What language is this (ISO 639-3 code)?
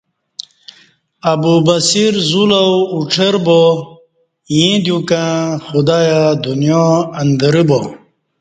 bsh